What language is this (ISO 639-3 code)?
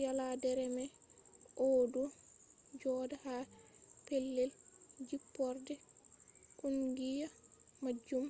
ful